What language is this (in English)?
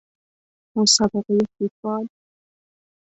Persian